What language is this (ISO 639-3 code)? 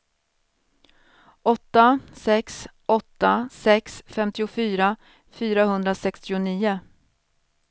swe